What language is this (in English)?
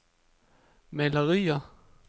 Danish